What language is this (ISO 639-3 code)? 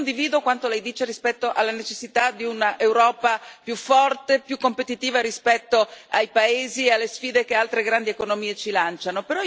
ita